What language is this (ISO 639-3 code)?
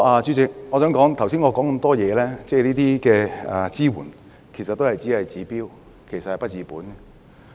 yue